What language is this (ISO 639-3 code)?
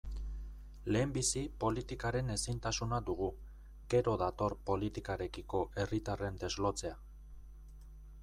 eus